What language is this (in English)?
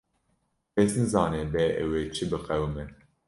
Kurdish